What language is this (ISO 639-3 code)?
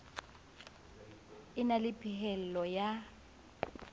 sot